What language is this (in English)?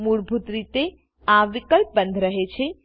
Gujarati